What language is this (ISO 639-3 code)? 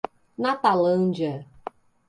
por